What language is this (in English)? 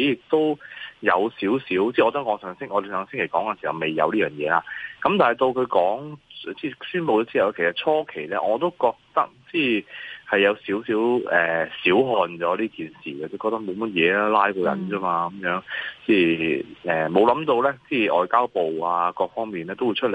Chinese